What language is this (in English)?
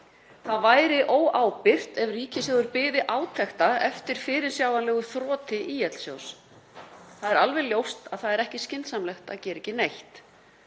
Icelandic